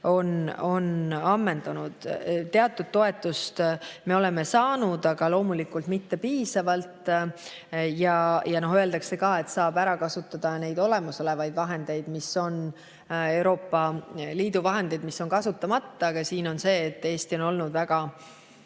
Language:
Estonian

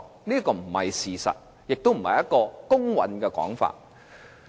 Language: Cantonese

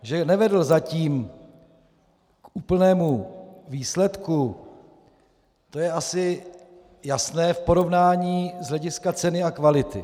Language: Czech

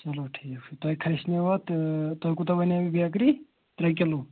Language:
Kashmiri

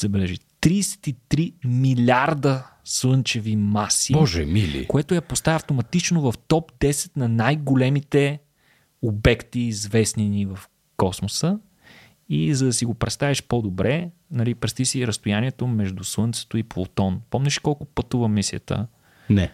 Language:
Bulgarian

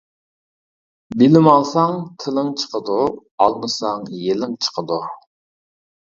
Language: Uyghur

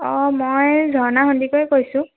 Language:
Assamese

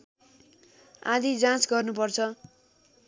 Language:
Nepali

